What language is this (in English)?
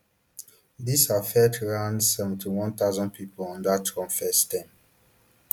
Nigerian Pidgin